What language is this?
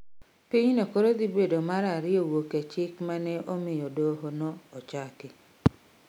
Luo (Kenya and Tanzania)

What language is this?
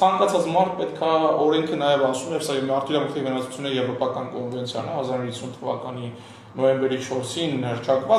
Turkish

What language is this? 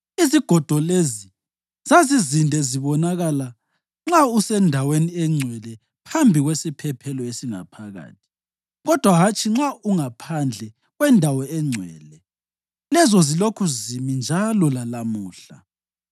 North Ndebele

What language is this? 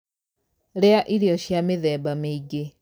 Kikuyu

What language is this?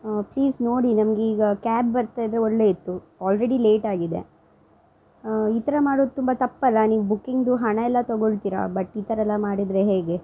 Kannada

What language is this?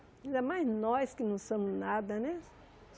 Portuguese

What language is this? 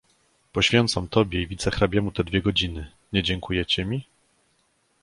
Polish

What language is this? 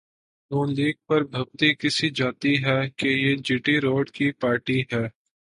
Urdu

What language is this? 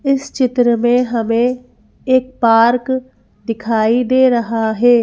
Hindi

